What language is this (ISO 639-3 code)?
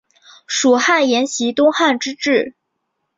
zho